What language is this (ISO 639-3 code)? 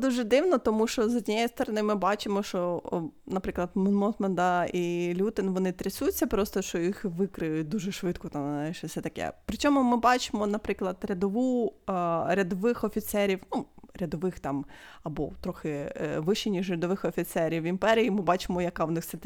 ukr